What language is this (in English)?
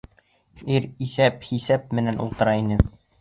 Bashkir